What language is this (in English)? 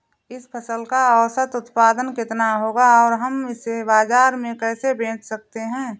Hindi